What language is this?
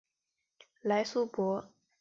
Chinese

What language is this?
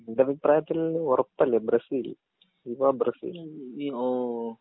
Malayalam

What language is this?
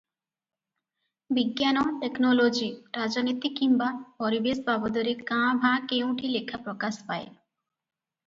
Odia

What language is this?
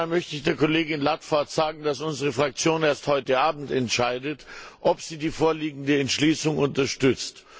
German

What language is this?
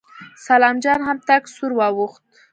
Pashto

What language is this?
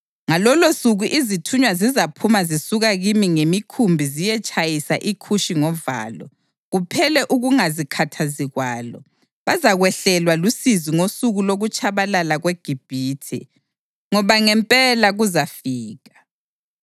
North Ndebele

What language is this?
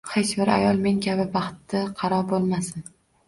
Uzbek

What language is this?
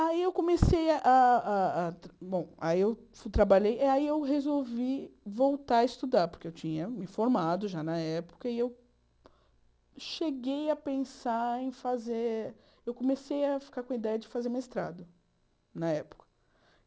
Portuguese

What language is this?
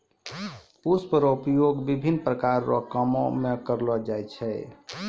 Maithili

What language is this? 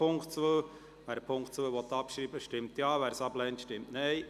Swiss German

